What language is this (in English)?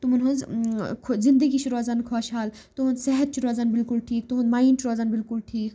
Kashmiri